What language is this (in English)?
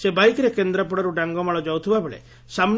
Odia